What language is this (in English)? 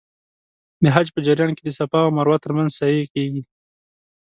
Pashto